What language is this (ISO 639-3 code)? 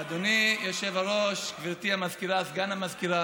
heb